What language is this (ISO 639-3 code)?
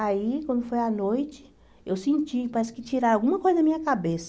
por